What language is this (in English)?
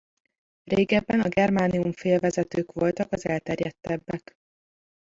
Hungarian